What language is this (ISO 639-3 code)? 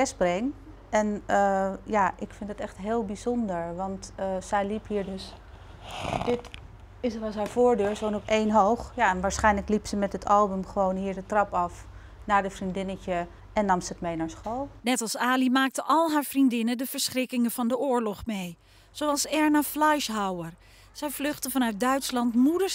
nld